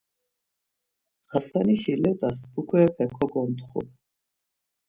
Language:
Laz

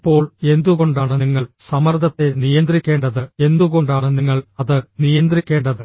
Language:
Malayalam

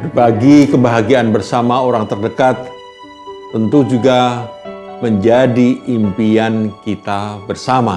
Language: Indonesian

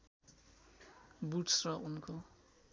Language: Nepali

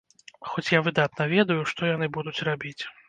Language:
Belarusian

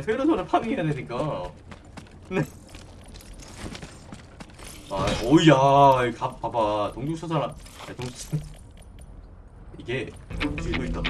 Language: Korean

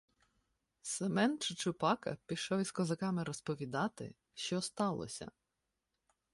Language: Ukrainian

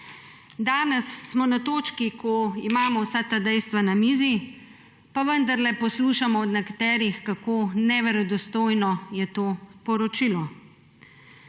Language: Slovenian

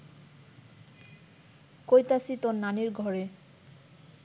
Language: Bangla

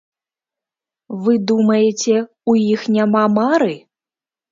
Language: Belarusian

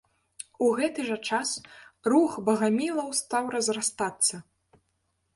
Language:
Belarusian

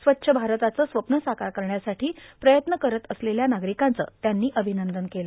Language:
Marathi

